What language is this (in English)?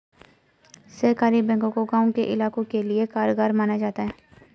Hindi